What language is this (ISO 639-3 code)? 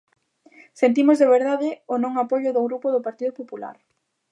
glg